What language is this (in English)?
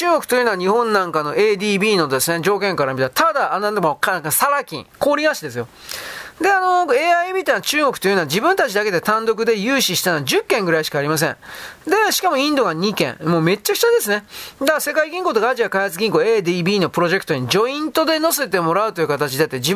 Japanese